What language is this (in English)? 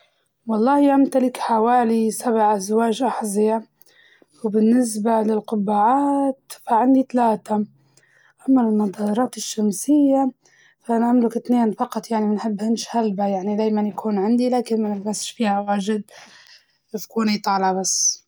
Libyan Arabic